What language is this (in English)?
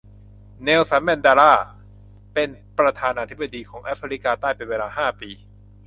Thai